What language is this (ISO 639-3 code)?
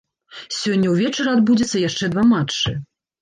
bel